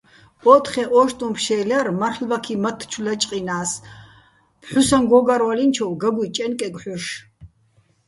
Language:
Bats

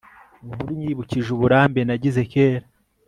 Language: Kinyarwanda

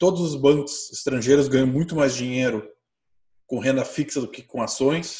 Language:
Portuguese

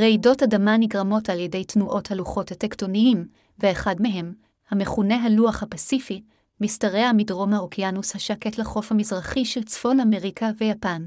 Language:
Hebrew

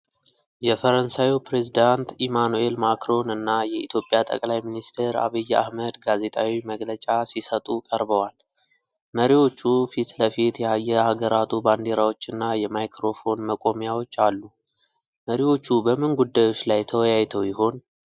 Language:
Amharic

